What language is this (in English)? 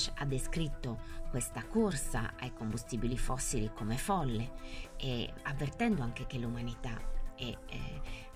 Italian